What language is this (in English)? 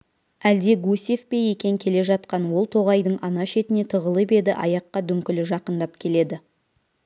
Kazakh